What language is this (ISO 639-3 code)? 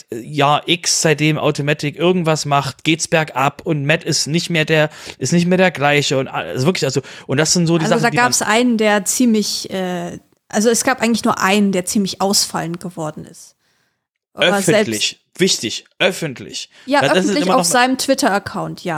deu